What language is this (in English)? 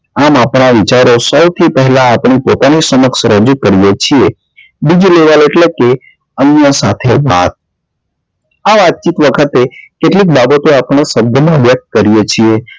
Gujarati